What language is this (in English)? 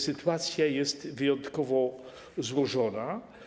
Polish